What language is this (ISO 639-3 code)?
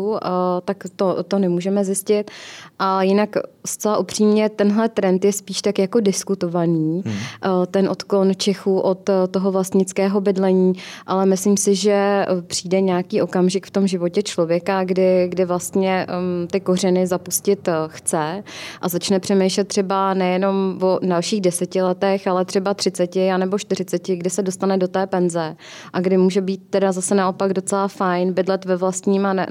ces